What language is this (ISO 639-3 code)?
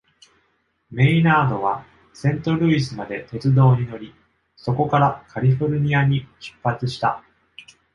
jpn